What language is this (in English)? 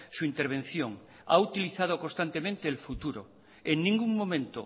Spanish